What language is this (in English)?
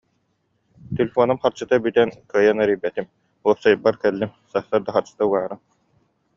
Yakut